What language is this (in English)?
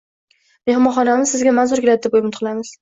Uzbek